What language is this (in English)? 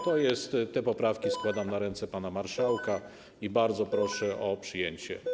Polish